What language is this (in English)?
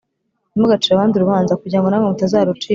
Kinyarwanda